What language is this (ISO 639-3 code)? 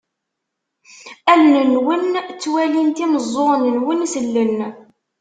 kab